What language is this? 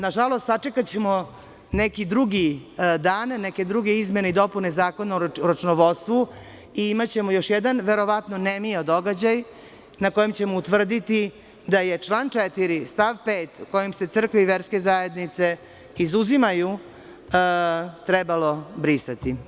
Serbian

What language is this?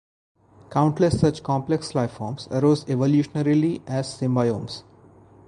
English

